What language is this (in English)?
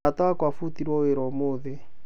Kikuyu